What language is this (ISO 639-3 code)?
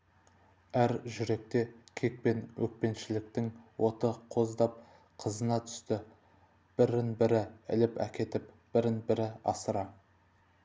kaz